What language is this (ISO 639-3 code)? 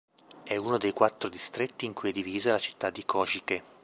ita